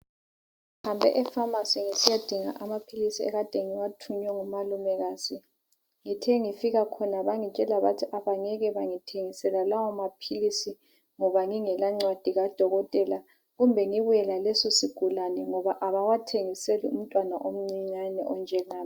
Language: North Ndebele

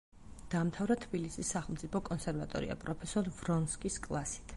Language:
Georgian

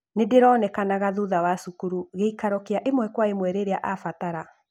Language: Kikuyu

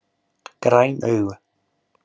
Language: Icelandic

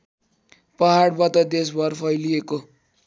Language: Nepali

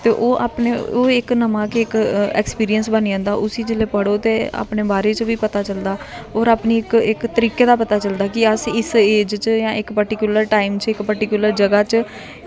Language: Dogri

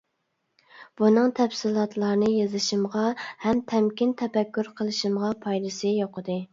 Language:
Uyghur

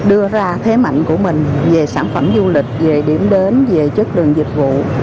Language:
Vietnamese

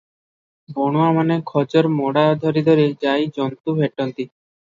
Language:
Odia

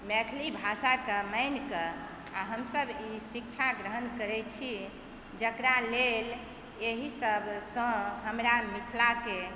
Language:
Maithili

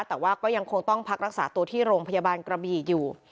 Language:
Thai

